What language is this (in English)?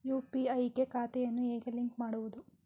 Kannada